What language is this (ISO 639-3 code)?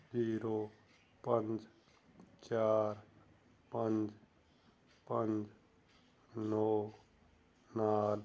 pan